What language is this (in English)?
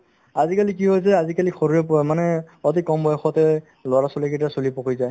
Assamese